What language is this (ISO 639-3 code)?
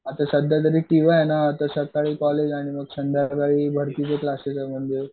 mar